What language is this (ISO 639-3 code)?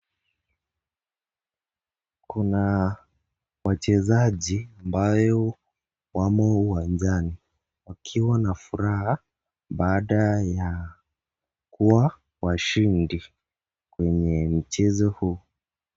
swa